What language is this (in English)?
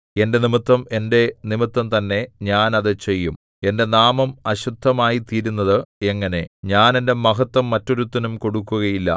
Malayalam